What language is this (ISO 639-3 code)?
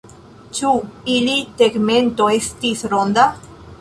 epo